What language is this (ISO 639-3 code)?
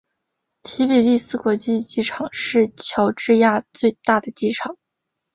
zho